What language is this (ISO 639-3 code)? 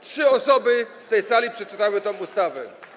pol